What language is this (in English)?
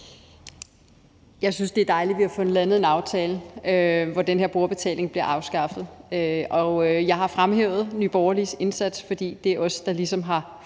Danish